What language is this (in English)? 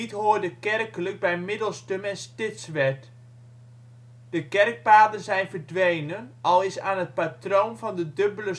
Dutch